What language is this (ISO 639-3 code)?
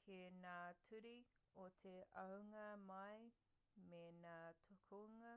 mri